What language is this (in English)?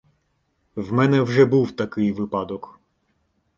Ukrainian